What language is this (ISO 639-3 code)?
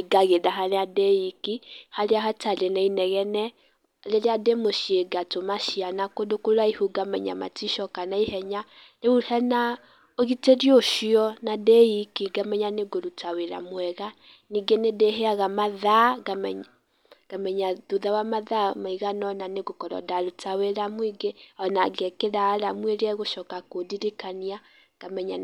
kik